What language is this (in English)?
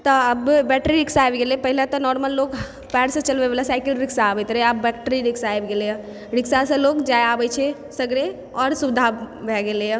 Maithili